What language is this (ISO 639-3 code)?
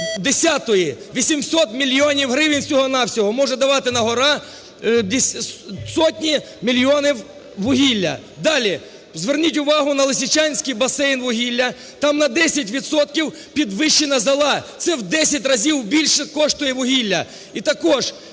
ukr